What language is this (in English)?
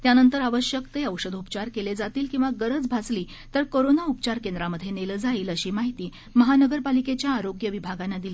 Marathi